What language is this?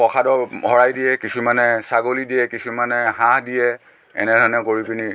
Assamese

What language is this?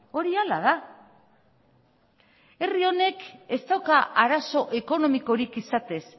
Basque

